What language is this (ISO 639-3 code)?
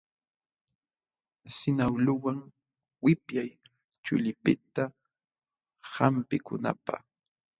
qxw